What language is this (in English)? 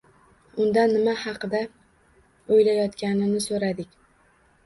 Uzbek